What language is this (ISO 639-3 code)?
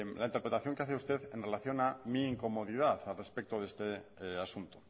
spa